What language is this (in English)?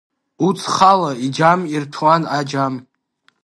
Abkhazian